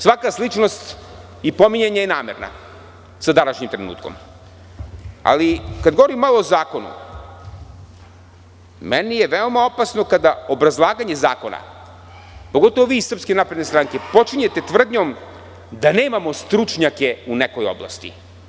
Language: Serbian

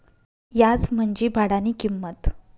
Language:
Marathi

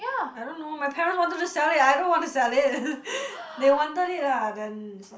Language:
English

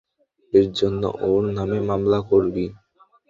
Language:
Bangla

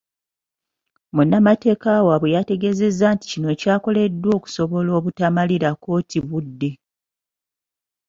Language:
Ganda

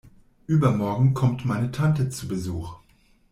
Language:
German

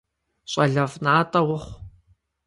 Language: Kabardian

